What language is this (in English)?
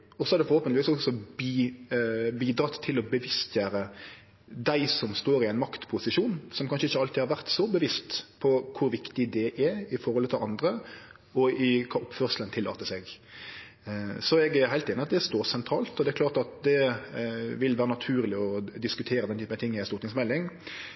Norwegian Nynorsk